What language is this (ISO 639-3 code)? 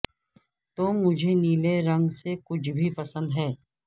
urd